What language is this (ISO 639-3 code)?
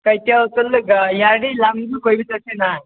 mni